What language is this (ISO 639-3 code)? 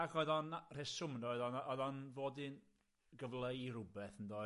cym